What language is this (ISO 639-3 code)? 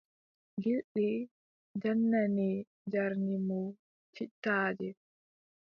fub